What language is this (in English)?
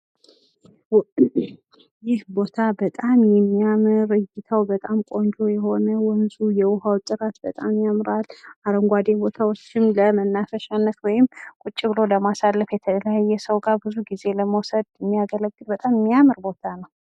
Amharic